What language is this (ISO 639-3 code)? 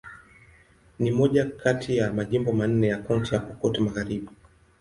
swa